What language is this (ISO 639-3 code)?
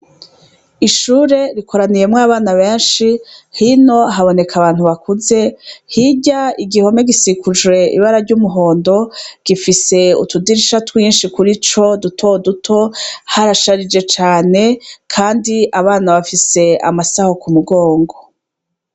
run